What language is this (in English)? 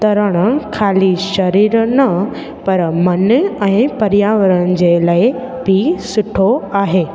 Sindhi